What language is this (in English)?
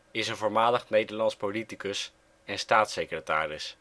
Dutch